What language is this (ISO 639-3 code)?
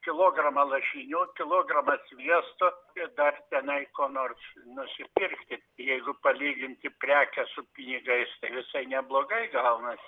lit